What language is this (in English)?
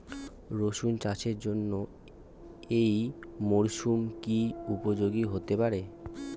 Bangla